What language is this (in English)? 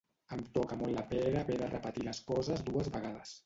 Catalan